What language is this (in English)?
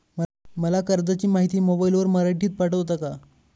Marathi